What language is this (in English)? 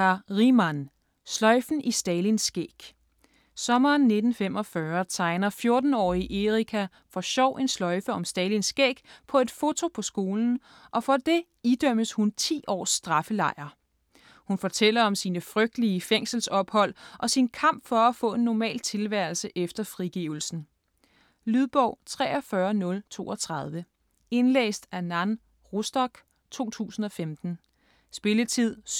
Danish